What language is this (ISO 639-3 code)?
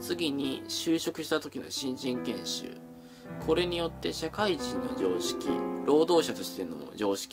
jpn